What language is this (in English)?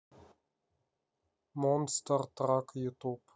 Russian